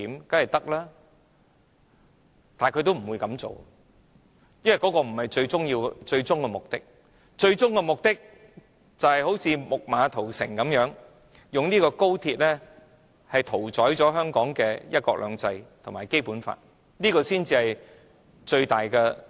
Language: Cantonese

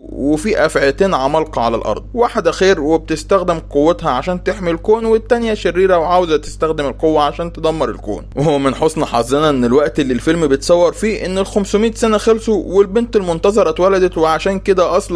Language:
Arabic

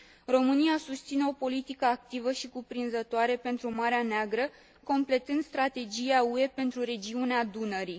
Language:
Romanian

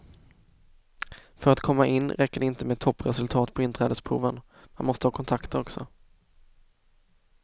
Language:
Swedish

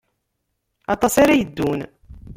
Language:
Kabyle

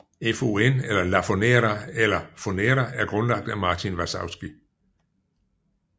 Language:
Danish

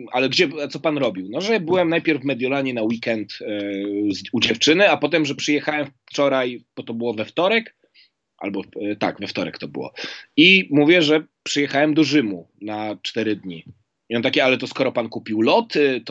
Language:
Polish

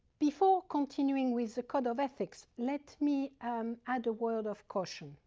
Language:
English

